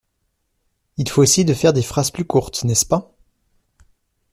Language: French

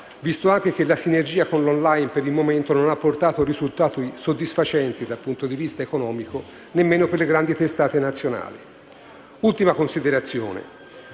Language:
Italian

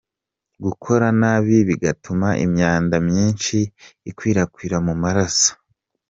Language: Kinyarwanda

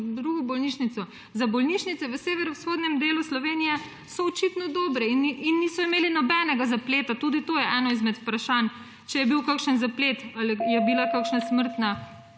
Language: Slovenian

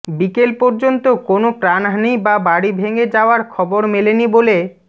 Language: Bangla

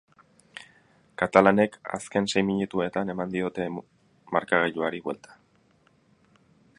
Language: Basque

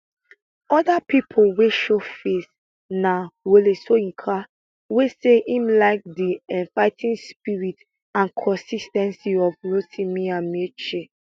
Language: Nigerian Pidgin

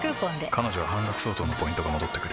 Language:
Japanese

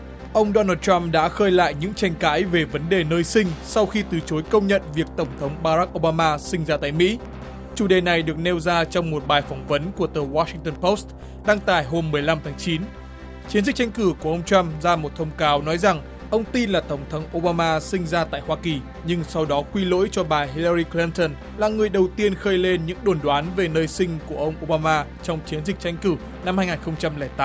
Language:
Vietnamese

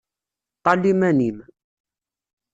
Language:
Kabyle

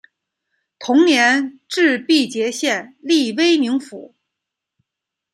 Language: Chinese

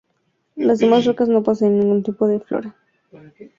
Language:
Spanish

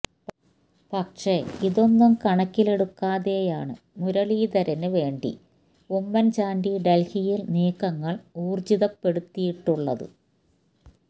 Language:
Malayalam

